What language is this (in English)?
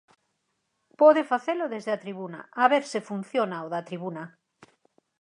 Galician